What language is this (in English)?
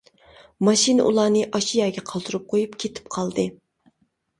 Uyghur